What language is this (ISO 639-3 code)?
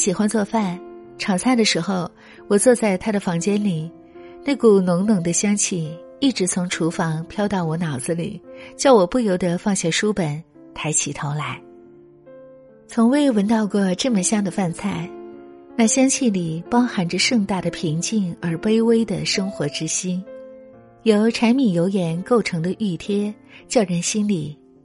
zho